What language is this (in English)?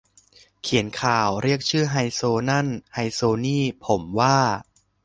Thai